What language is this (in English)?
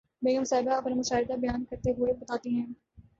Urdu